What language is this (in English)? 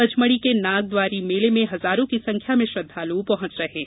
Hindi